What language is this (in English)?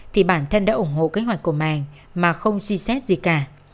Vietnamese